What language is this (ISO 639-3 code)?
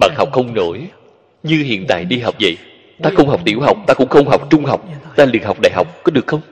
vie